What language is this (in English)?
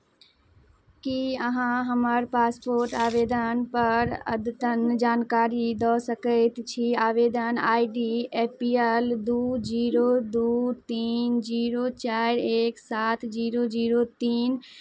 Maithili